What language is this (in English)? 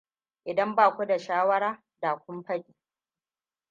Hausa